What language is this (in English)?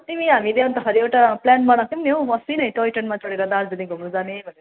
Nepali